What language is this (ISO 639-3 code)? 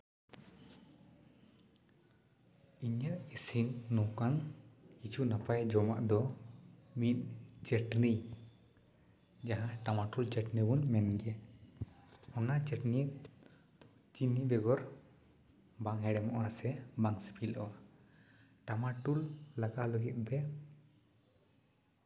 sat